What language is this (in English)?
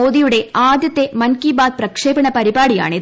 Malayalam